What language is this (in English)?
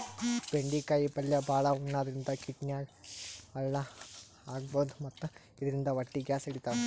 Kannada